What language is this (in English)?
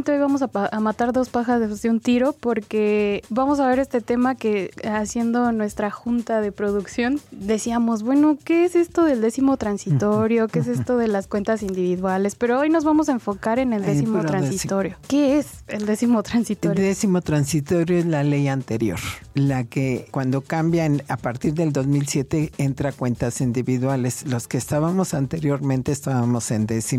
Spanish